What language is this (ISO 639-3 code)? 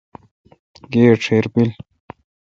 xka